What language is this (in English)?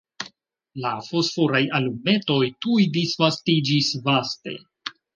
Esperanto